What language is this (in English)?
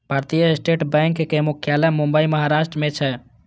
Maithili